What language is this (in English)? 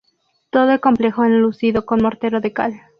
Spanish